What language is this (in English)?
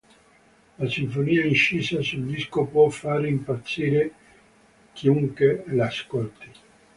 Italian